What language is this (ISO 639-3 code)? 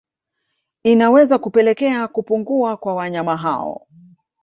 swa